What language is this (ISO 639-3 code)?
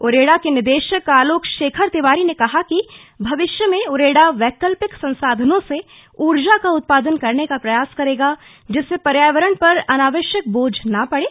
hin